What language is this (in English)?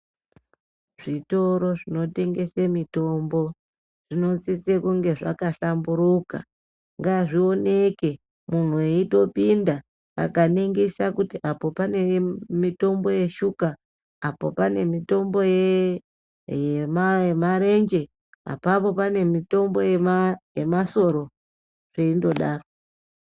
Ndau